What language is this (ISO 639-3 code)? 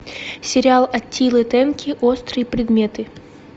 rus